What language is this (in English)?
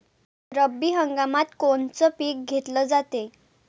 Marathi